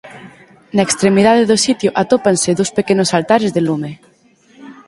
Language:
Galician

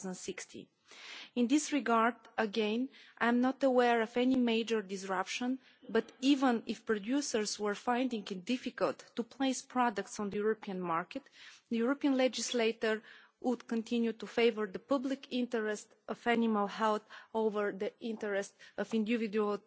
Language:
English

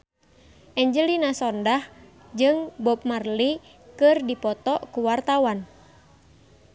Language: Sundanese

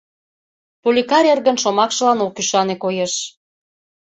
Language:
Mari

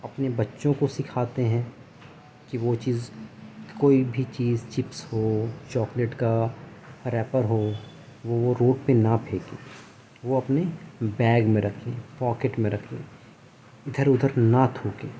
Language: Urdu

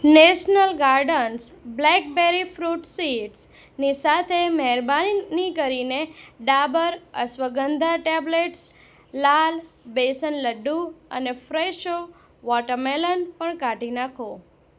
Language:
Gujarati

